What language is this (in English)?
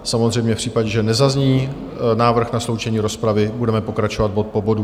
Czech